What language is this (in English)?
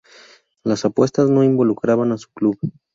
Spanish